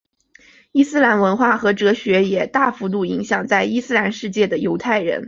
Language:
Chinese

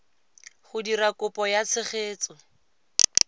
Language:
Tswana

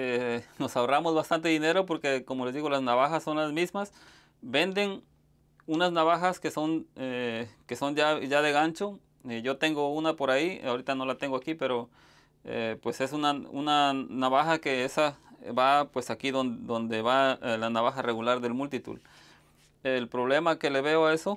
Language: Spanish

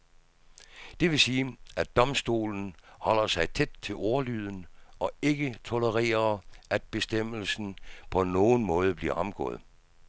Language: Danish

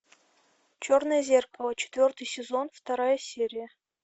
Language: Russian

